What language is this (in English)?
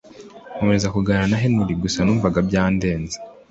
Kinyarwanda